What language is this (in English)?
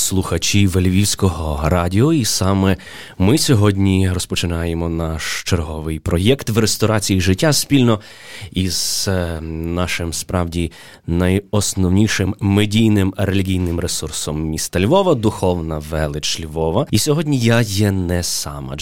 Ukrainian